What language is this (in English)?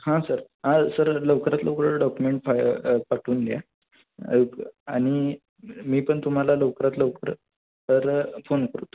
Marathi